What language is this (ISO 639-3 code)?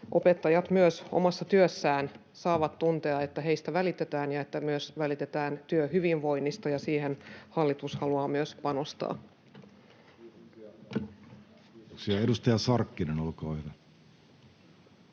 fin